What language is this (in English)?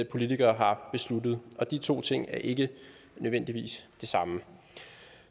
Danish